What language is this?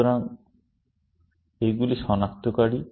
Bangla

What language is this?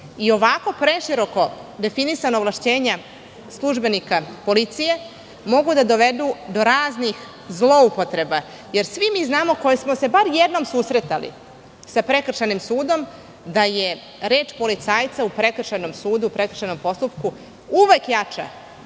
Serbian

